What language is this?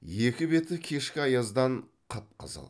Kazakh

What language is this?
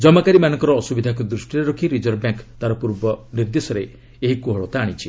Odia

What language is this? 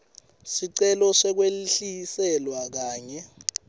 Swati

